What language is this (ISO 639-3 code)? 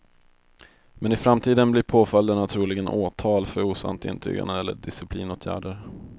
swe